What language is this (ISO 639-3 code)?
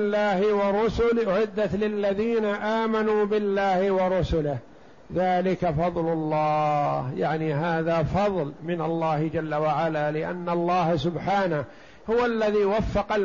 ara